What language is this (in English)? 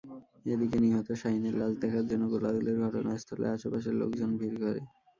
Bangla